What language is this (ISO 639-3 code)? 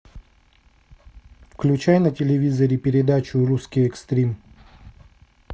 rus